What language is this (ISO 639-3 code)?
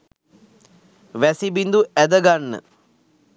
sin